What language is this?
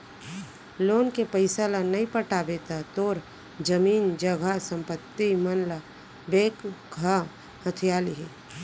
Chhattisgarhi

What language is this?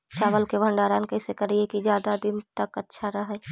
Magahi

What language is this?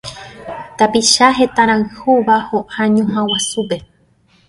Guarani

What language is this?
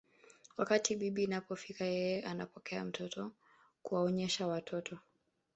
Swahili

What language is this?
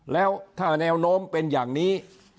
Thai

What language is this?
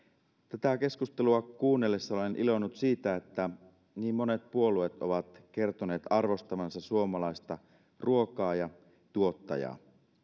Finnish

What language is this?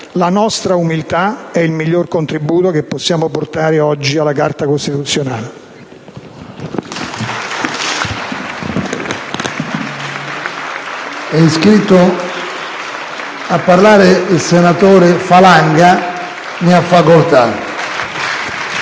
Italian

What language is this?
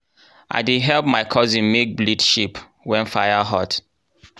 Nigerian Pidgin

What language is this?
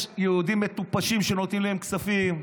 Hebrew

